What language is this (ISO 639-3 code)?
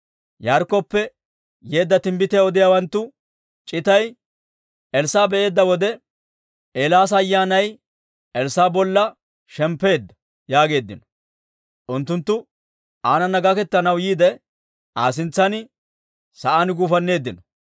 dwr